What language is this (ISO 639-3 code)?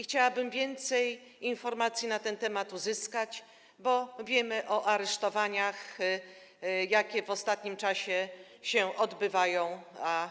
pol